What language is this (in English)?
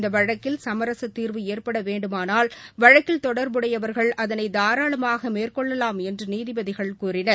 Tamil